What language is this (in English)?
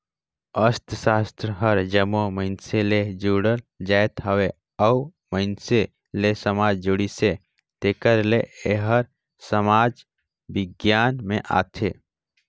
Chhattisgarhi